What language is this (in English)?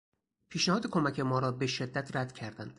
Persian